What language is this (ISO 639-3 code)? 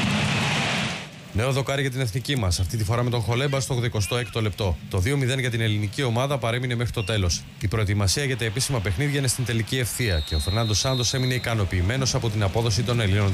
ell